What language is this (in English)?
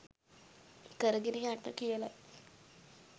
Sinhala